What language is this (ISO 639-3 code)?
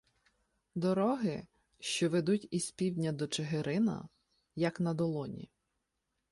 ukr